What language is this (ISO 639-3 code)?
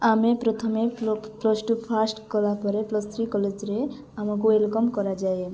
ori